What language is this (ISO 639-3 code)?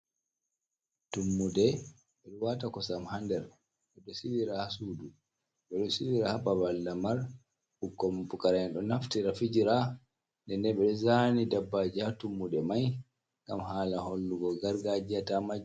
ful